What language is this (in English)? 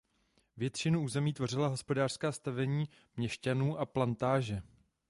Czech